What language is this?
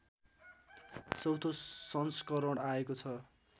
Nepali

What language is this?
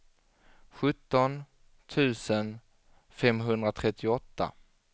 Swedish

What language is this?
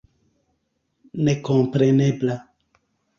Esperanto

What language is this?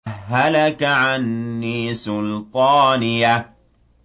Arabic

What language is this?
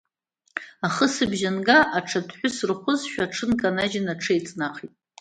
Abkhazian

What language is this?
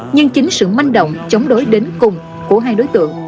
Vietnamese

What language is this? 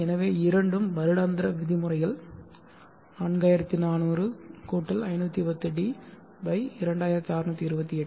Tamil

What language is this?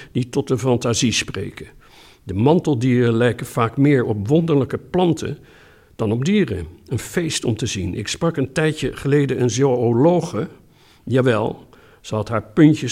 Dutch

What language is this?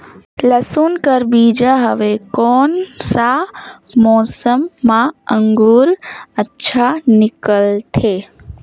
Chhattisgarhi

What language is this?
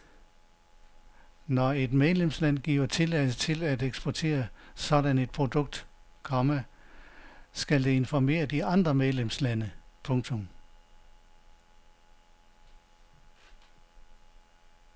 Danish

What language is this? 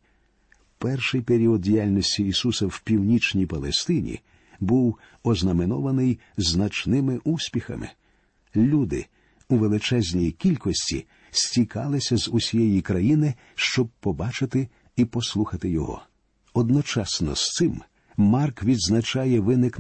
Ukrainian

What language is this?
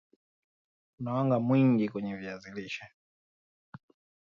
Swahili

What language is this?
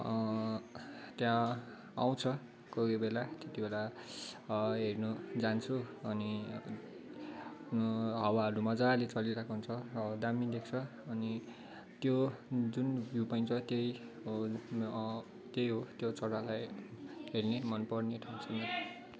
Nepali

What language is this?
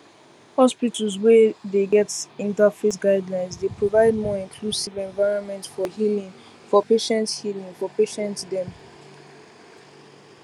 Nigerian Pidgin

